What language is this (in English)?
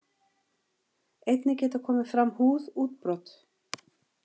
Icelandic